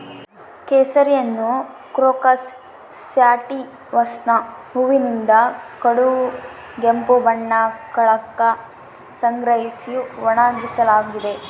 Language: Kannada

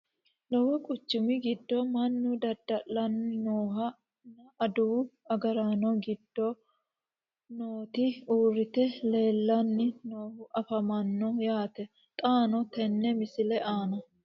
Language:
Sidamo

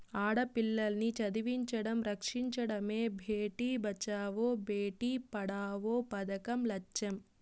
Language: Telugu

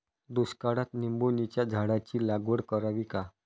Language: Marathi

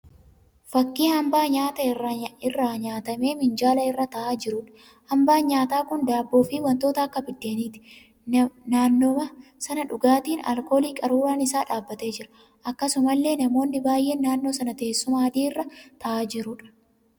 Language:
Oromo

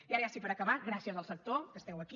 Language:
Catalan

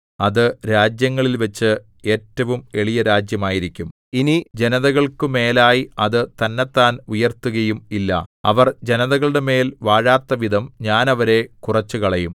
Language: Malayalam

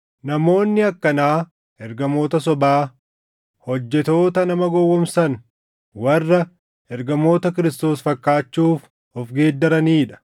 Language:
Oromo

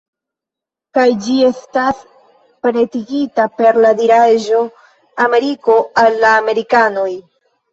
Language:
Esperanto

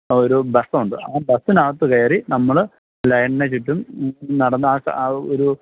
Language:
Malayalam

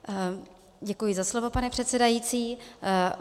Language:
Czech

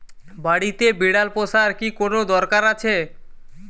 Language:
Bangla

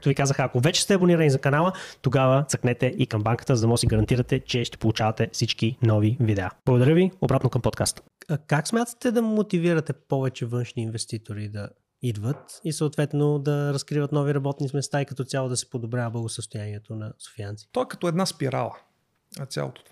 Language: Bulgarian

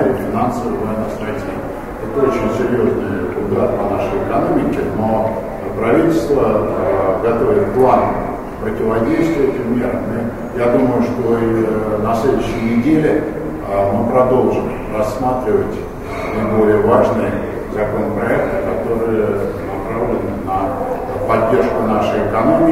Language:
Russian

